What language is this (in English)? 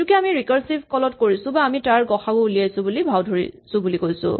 Assamese